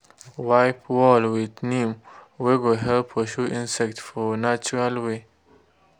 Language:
Nigerian Pidgin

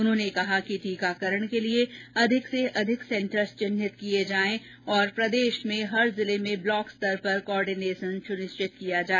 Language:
Hindi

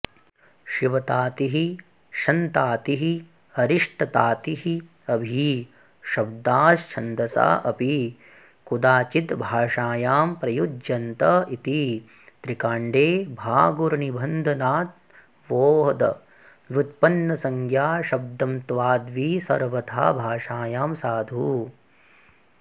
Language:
Sanskrit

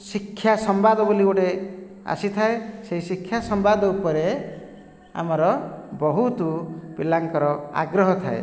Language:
Odia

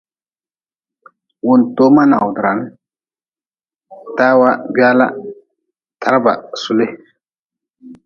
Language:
Nawdm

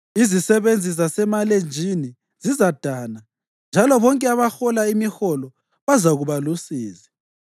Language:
North Ndebele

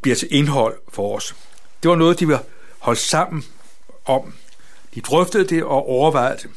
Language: Danish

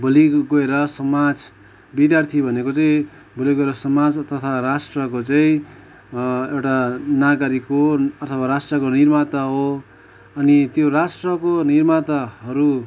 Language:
Nepali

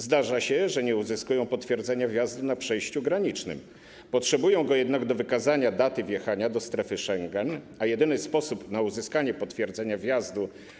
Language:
Polish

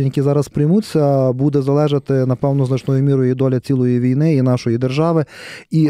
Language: Ukrainian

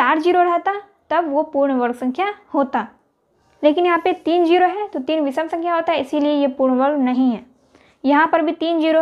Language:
Hindi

